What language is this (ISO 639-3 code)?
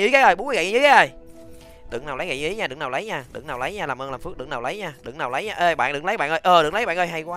vie